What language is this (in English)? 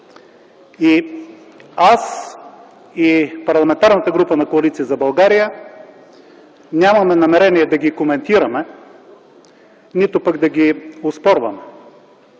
Bulgarian